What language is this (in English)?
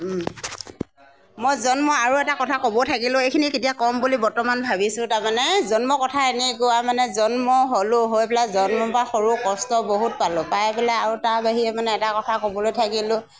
Assamese